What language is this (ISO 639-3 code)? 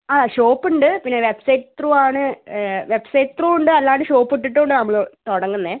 mal